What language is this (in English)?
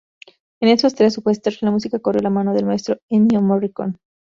Spanish